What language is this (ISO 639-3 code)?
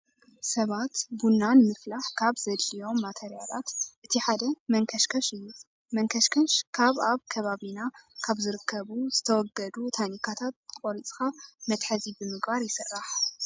tir